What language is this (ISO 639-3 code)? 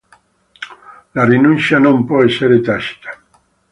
ita